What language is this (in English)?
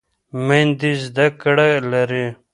Pashto